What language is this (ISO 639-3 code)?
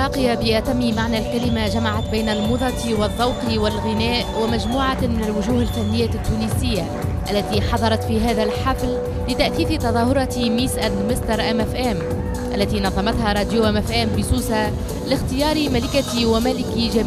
ara